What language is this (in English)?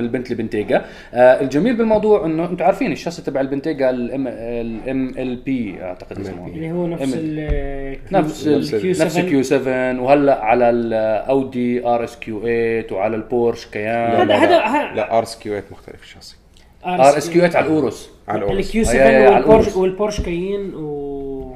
Arabic